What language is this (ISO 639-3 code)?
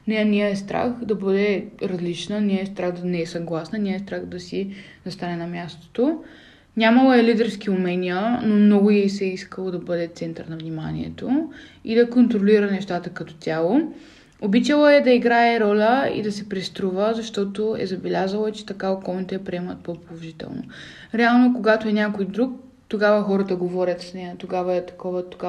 bul